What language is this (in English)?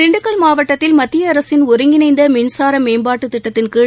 Tamil